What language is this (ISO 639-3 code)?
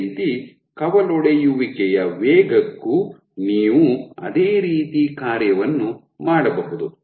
kan